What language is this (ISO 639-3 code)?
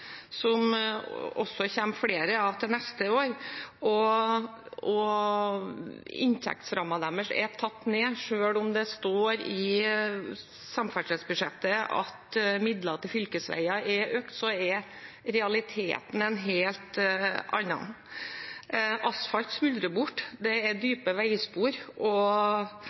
nob